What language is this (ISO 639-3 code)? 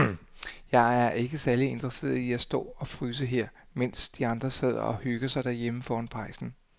dan